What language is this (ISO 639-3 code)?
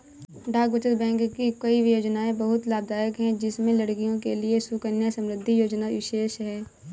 hin